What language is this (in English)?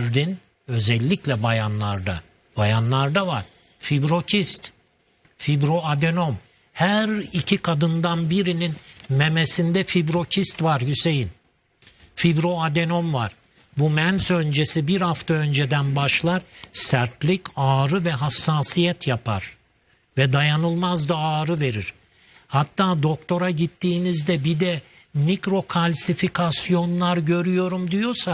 Turkish